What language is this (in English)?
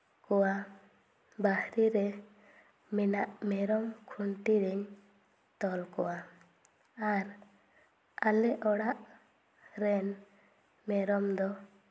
Santali